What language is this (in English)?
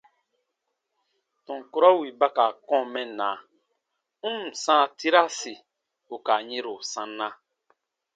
Baatonum